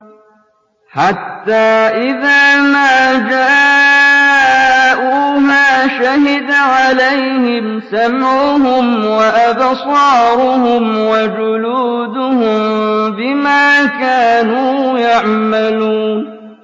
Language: Arabic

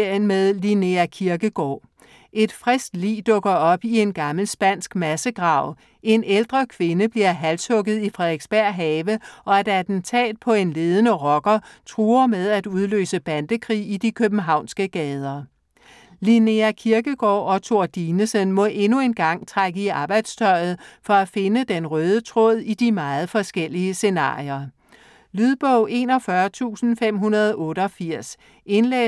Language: Danish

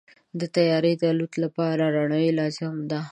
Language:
Pashto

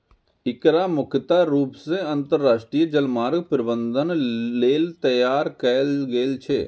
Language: Maithili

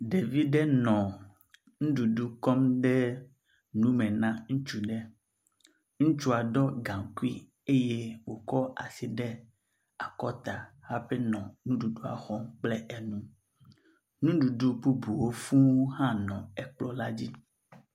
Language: Ewe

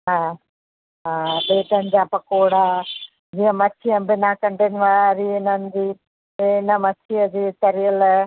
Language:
Sindhi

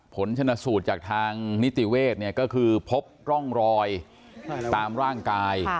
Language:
Thai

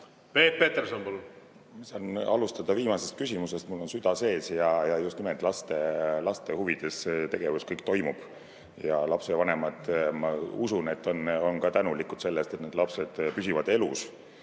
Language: Estonian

